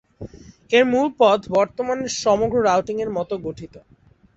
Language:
Bangla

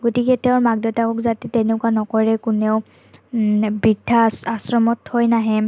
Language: Assamese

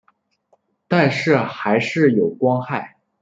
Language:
Chinese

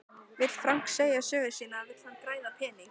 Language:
Icelandic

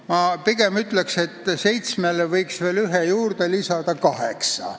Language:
Estonian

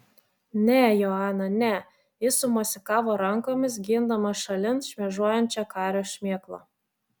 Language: Lithuanian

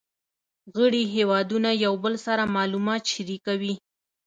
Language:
Pashto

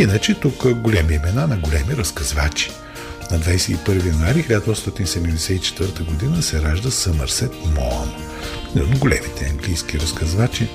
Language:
Bulgarian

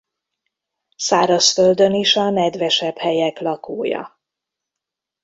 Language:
Hungarian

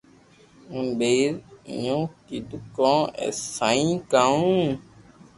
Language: Loarki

